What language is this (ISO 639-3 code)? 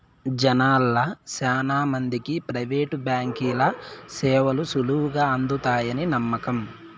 tel